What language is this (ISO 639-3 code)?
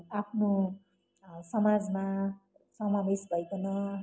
nep